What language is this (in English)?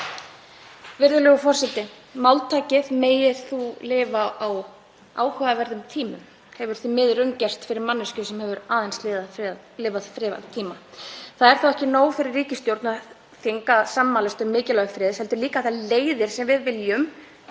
Icelandic